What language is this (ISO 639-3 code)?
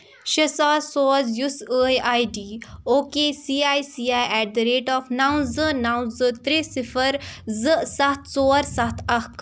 kas